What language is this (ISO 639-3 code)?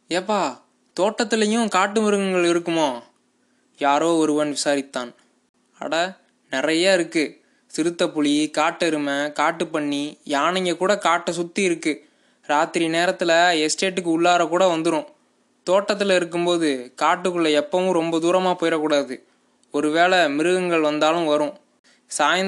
tam